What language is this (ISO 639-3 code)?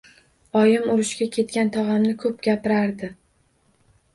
uzb